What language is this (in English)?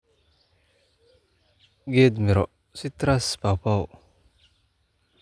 Somali